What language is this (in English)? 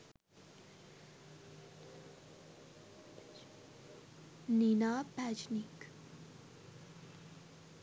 Sinhala